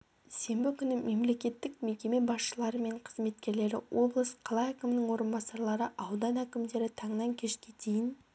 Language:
Kazakh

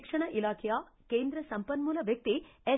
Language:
Kannada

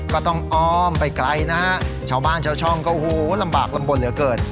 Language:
Thai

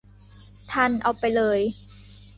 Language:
Thai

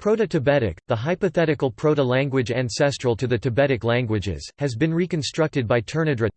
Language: English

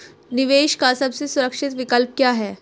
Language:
Hindi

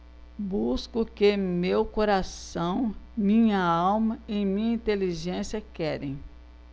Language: Portuguese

